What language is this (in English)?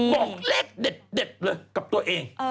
Thai